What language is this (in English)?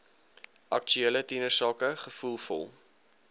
Afrikaans